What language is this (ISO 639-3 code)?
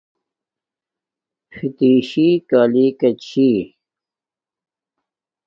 dmk